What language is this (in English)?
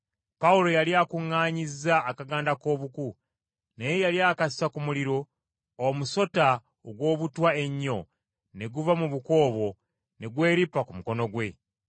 Ganda